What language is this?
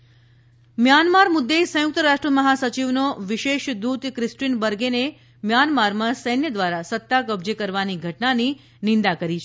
Gujarati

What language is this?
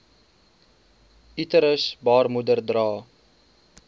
Afrikaans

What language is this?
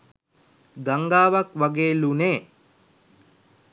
Sinhala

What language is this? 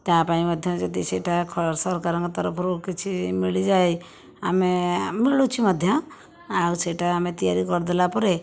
Odia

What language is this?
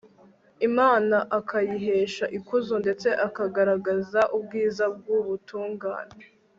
Kinyarwanda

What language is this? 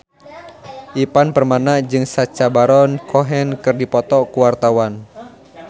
Sundanese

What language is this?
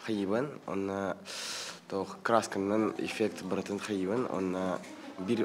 Turkish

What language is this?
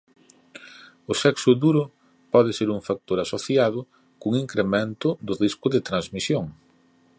Galician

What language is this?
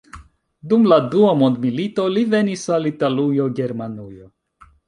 Esperanto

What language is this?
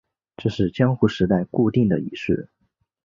Chinese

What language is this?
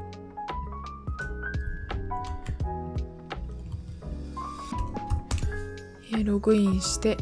Japanese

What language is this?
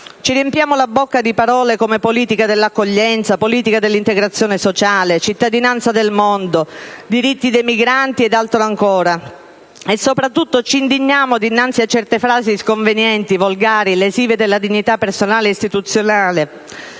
Italian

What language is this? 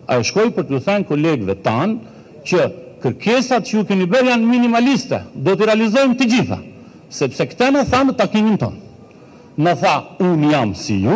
Romanian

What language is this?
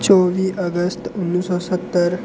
Dogri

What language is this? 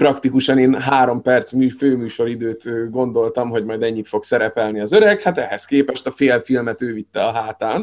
Hungarian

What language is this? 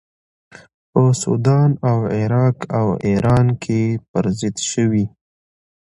Pashto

